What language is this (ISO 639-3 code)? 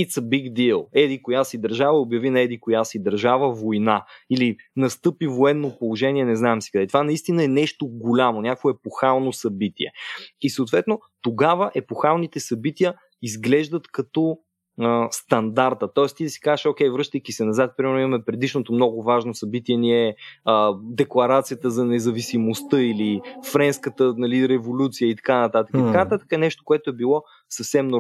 bul